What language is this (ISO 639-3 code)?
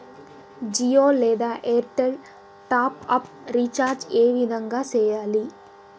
tel